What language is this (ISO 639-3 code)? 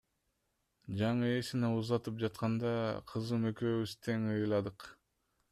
kir